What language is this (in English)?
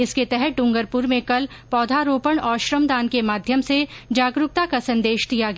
Hindi